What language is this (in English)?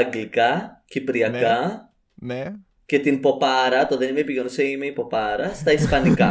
Greek